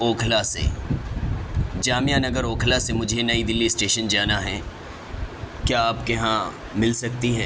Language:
Urdu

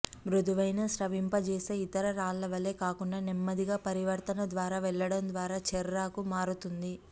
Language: Telugu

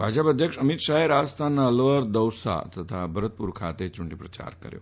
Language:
Gujarati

